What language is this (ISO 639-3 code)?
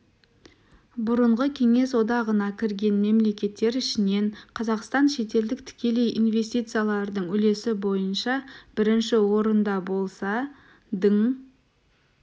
kaz